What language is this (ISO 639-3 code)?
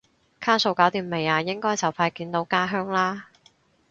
yue